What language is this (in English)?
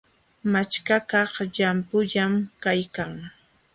Jauja Wanca Quechua